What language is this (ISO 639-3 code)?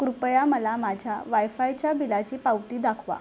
mar